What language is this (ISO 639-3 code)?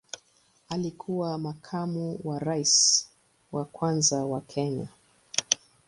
swa